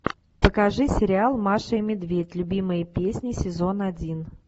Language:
Russian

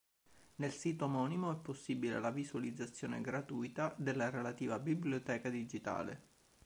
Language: Italian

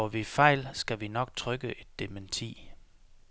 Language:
Danish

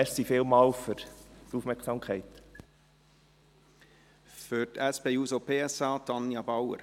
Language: Swiss German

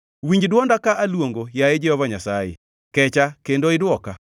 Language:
Luo (Kenya and Tanzania)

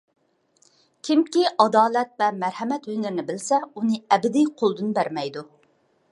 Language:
Uyghur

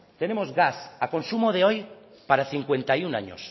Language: Spanish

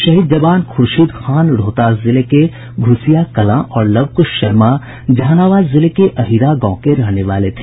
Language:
Hindi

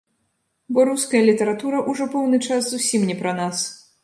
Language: Belarusian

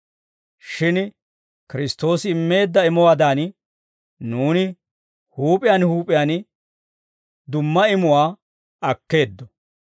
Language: Dawro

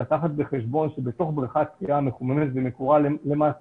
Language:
Hebrew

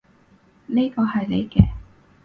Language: Cantonese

